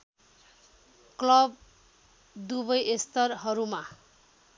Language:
Nepali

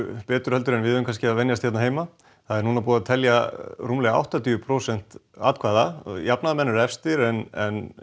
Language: Icelandic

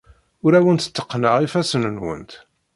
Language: Kabyle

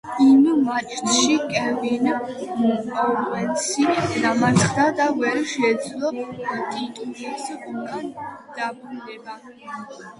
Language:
Georgian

